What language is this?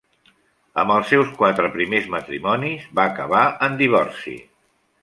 Catalan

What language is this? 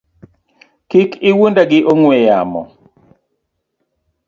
Luo (Kenya and Tanzania)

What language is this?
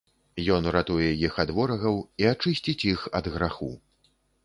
Belarusian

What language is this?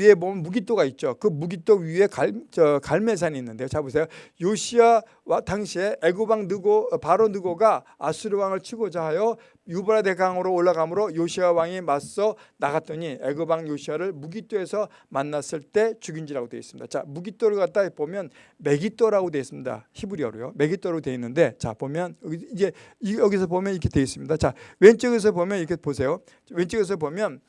Korean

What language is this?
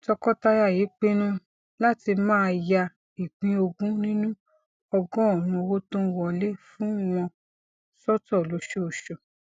Yoruba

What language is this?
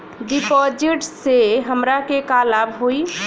Bhojpuri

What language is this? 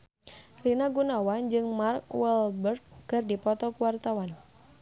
Sundanese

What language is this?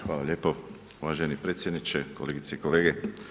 Croatian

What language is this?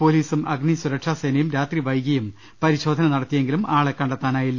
Malayalam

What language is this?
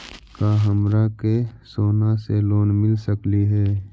Magahi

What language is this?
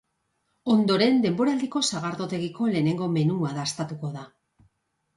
Basque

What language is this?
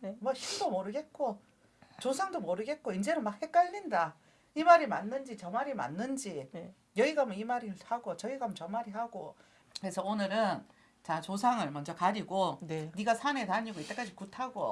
Korean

